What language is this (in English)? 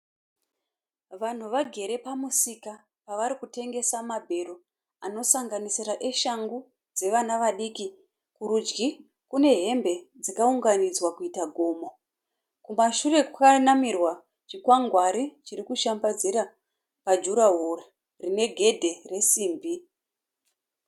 Shona